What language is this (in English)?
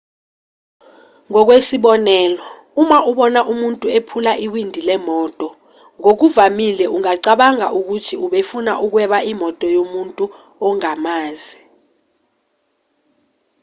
Zulu